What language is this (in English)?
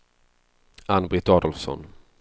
Swedish